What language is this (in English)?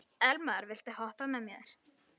Icelandic